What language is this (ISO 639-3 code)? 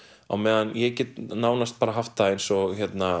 isl